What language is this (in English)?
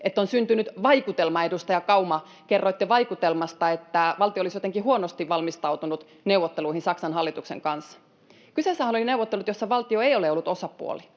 Finnish